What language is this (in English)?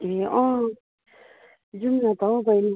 Nepali